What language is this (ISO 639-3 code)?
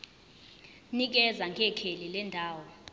zul